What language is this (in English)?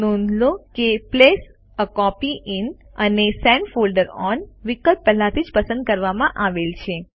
Gujarati